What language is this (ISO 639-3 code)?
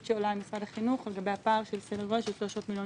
heb